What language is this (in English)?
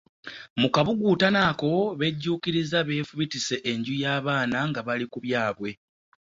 Ganda